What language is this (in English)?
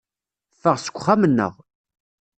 Kabyle